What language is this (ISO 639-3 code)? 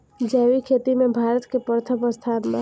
bho